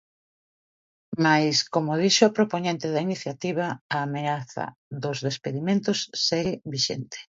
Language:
Galician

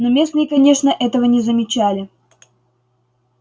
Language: Russian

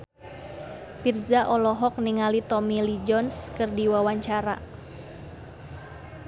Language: Sundanese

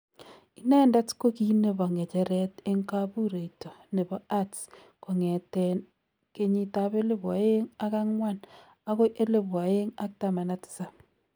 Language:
Kalenjin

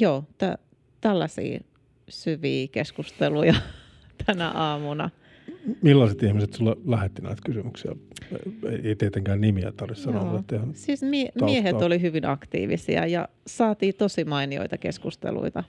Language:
Finnish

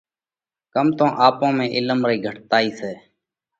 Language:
Parkari Koli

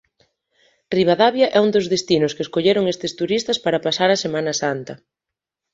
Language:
Galician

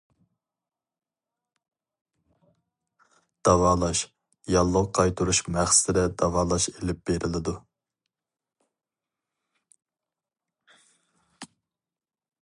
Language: Uyghur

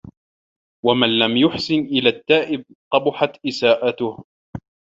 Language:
Arabic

